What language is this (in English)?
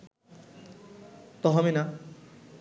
Bangla